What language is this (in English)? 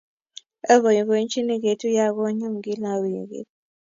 Kalenjin